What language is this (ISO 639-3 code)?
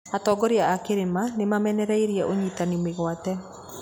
kik